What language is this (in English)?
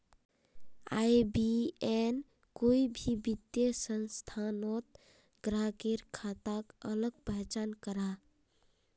Magahi